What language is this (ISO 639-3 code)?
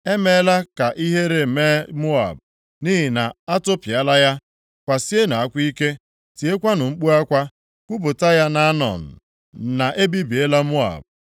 ibo